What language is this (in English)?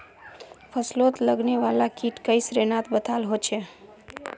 Magahi